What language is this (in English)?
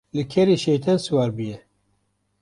Kurdish